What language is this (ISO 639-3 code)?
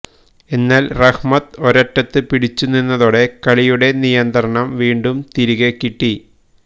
mal